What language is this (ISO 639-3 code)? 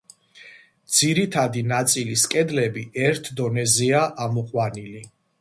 kat